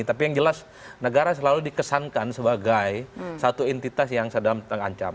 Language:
Indonesian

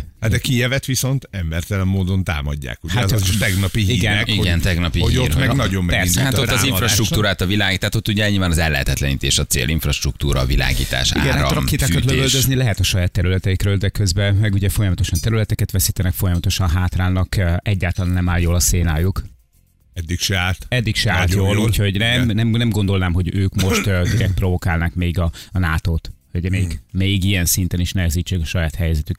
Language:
Hungarian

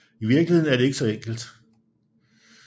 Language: Danish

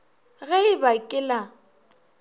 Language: Northern Sotho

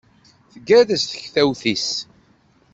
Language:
Kabyle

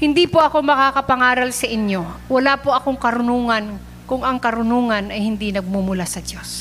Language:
Filipino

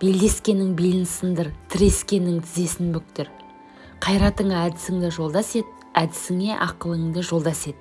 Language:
Kazakh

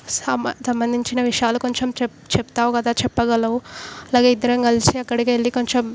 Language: Telugu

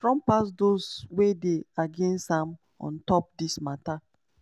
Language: Nigerian Pidgin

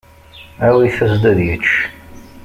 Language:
Kabyle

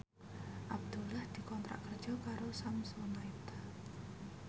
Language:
Javanese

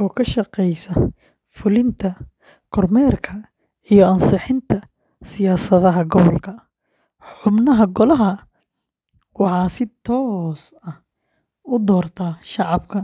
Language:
Somali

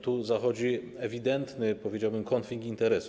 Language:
Polish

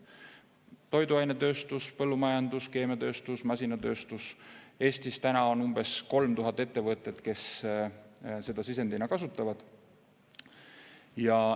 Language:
Estonian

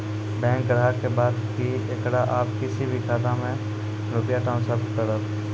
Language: Maithili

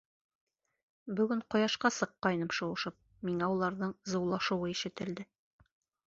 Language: Bashkir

